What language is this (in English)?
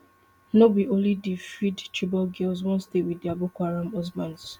Nigerian Pidgin